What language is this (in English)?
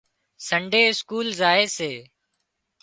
Wadiyara Koli